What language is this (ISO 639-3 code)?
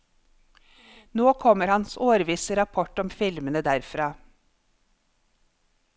nor